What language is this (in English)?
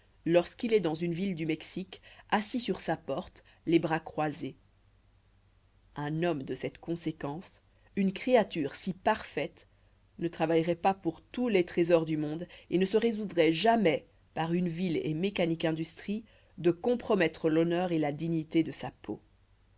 French